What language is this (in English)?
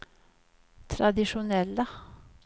Swedish